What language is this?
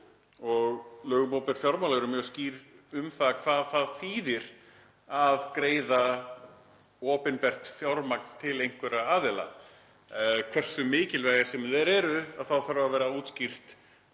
Icelandic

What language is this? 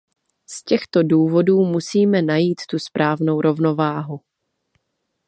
Czech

